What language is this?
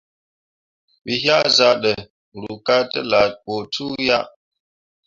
Mundang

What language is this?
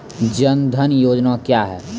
Maithili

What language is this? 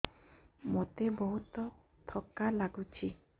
Odia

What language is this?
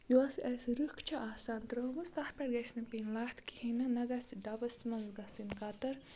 Kashmiri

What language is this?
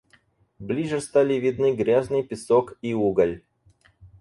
Russian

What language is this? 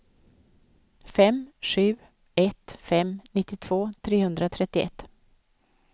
Swedish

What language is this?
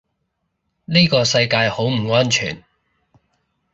Cantonese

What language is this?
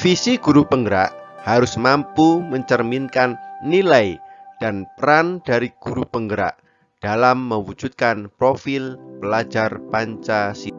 Indonesian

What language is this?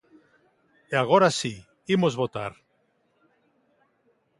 Galician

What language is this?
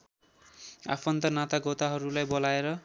Nepali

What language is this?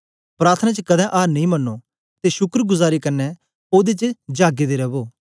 Dogri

